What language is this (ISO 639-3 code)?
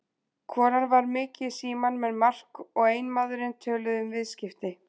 isl